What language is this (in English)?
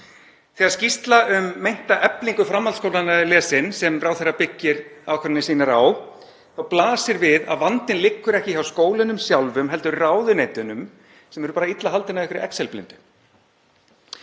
Icelandic